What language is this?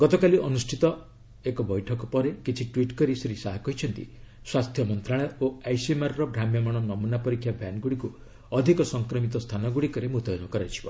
Odia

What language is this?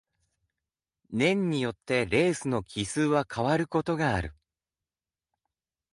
Japanese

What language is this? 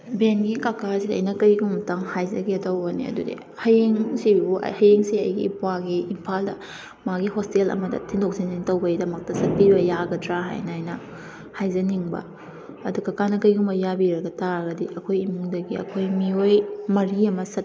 Manipuri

